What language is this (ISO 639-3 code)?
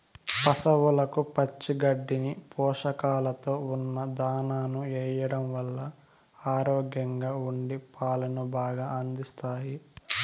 tel